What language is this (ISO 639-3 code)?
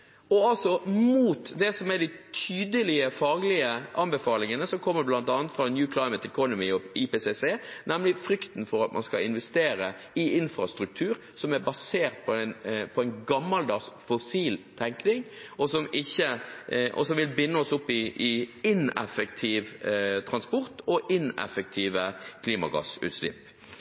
nob